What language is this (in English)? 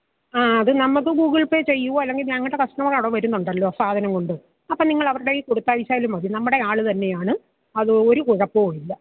Malayalam